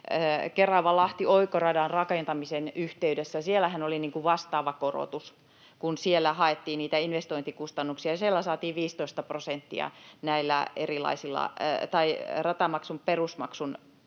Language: Finnish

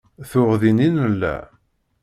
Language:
Kabyle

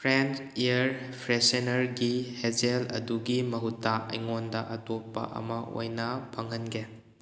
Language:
Manipuri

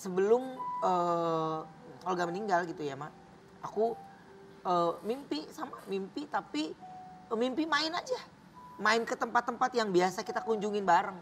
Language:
Indonesian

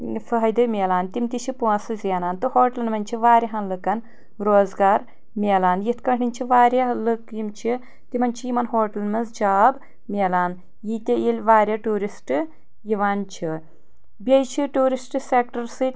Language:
Kashmiri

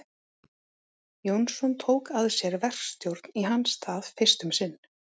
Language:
Icelandic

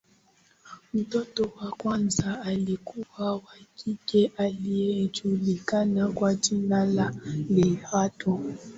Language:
Swahili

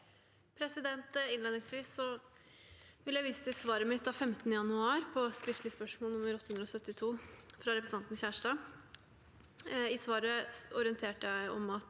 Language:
Norwegian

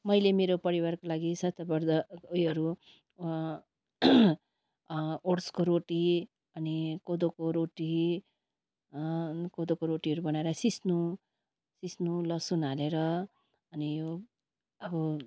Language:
Nepali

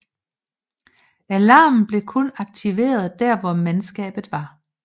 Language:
Danish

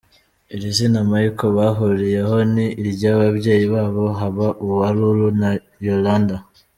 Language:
Kinyarwanda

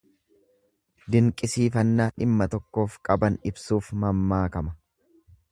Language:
Oromo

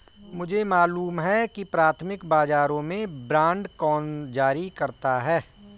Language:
Hindi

